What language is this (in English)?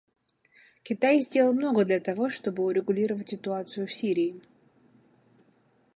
Russian